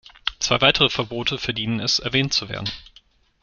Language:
German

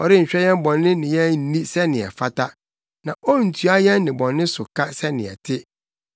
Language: Akan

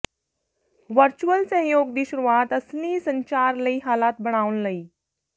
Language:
Punjabi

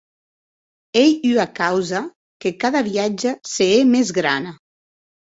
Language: Occitan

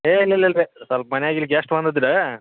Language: Kannada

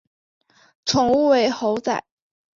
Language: Chinese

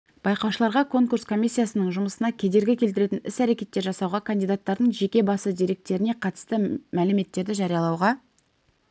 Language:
Kazakh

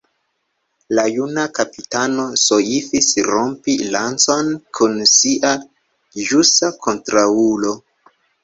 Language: Esperanto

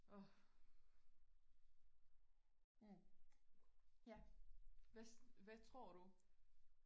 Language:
Danish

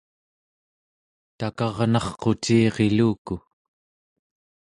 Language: Central Yupik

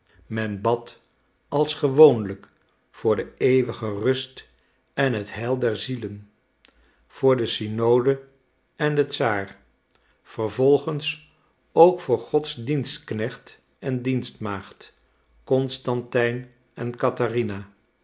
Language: Dutch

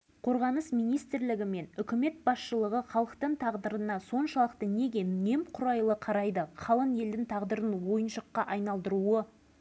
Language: Kazakh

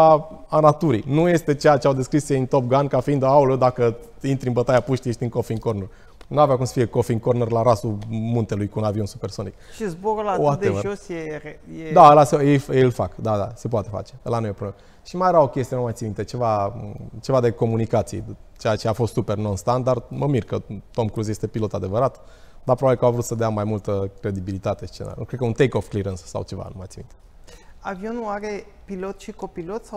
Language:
Romanian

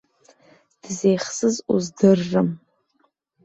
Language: Abkhazian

